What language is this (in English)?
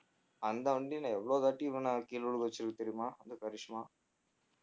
Tamil